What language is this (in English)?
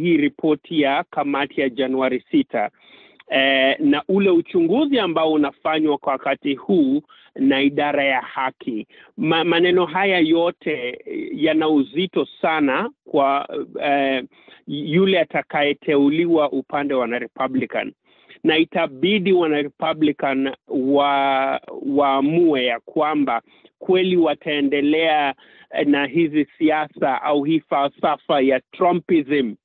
Swahili